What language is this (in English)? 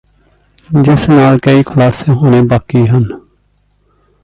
Punjabi